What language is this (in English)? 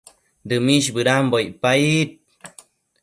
Matsés